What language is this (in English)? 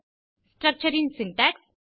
Tamil